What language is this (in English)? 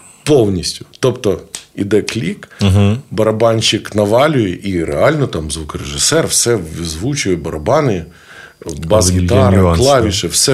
Ukrainian